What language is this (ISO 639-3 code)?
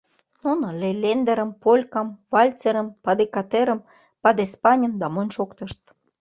chm